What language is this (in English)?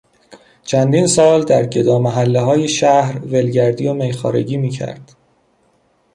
Persian